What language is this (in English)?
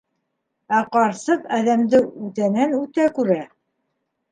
Bashkir